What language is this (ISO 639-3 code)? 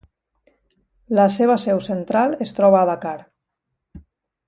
cat